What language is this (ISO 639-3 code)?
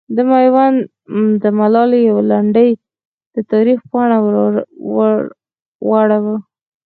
pus